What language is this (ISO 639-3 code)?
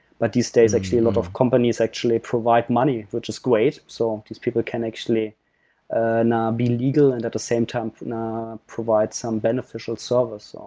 eng